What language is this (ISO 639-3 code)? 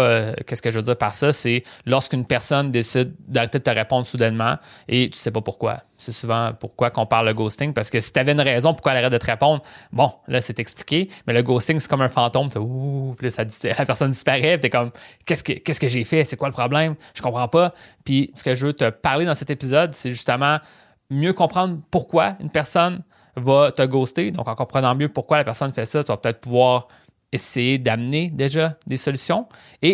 fra